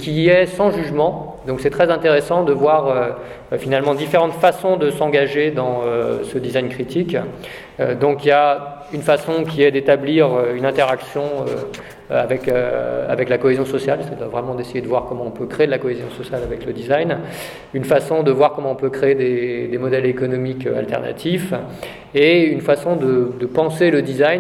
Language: French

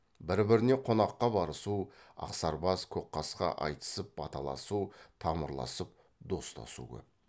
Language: Kazakh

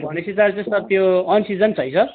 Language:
Nepali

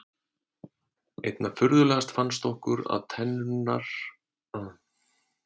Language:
Icelandic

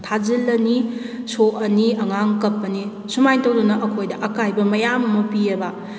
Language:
Manipuri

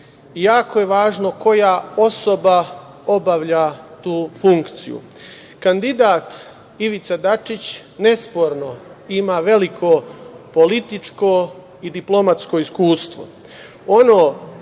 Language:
Serbian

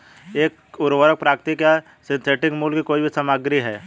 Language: Hindi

